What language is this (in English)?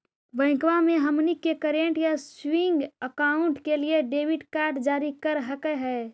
Magahi